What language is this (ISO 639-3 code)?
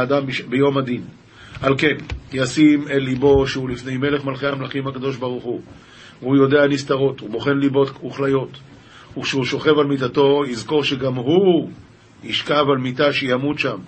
heb